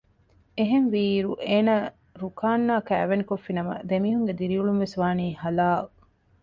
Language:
Divehi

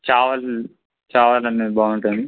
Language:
Telugu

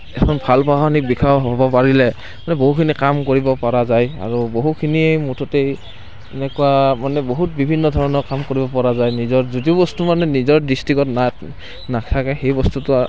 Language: Assamese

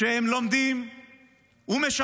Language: Hebrew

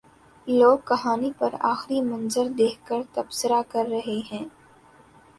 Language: Urdu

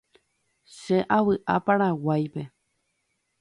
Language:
Guarani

